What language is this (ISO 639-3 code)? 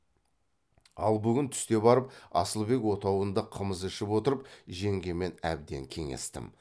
kaz